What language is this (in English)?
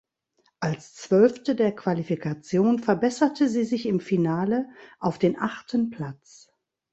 German